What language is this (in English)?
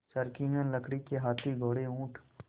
Hindi